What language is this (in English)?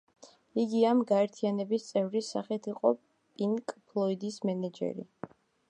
Georgian